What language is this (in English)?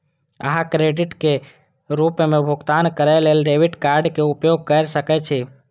Maithili